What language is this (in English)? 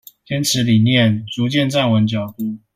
Chinese